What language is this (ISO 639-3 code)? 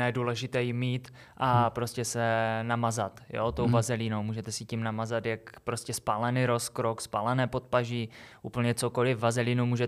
ces